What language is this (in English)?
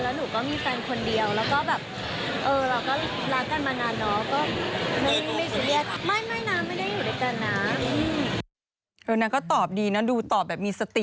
Thai